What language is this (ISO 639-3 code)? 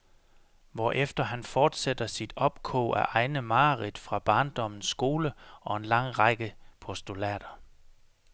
dan